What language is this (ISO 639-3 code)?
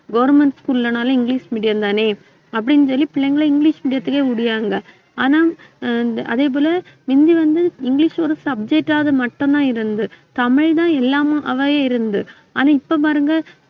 tam